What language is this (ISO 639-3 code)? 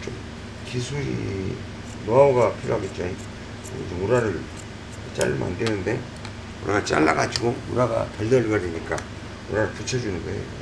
kor